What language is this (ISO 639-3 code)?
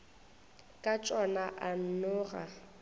nso